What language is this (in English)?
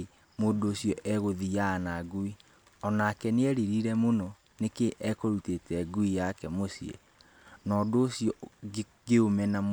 Kikuyu